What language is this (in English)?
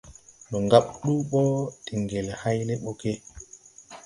Tupuri